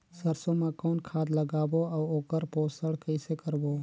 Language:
Chhattisgarhi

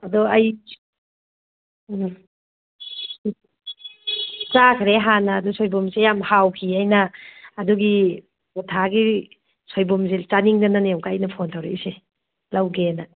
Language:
Manipuri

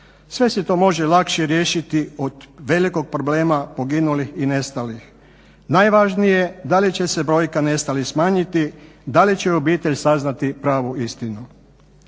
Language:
Croatian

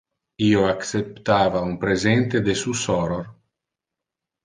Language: Interlingua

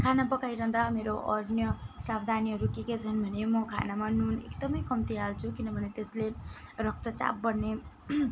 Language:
Nepali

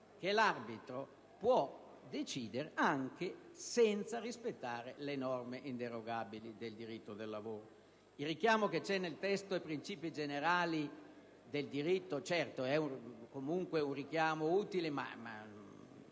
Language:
Italian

